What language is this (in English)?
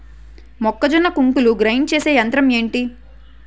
Telugu